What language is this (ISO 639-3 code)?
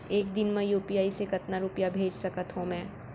hne